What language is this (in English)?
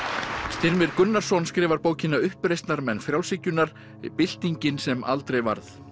Icelandic